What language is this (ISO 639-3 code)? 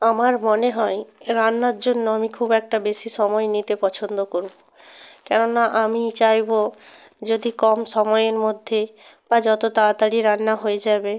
ben